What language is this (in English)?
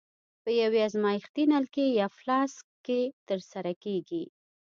Pashto